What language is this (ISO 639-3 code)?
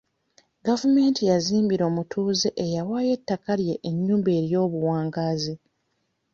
lug